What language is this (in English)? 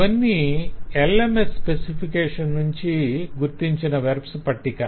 Telugu